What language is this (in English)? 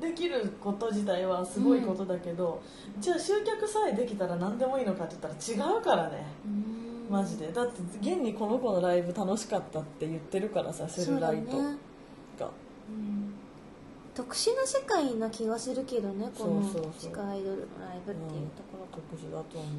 Japanese